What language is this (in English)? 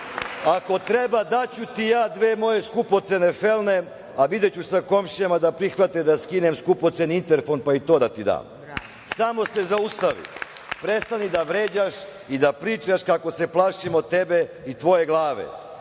Serbian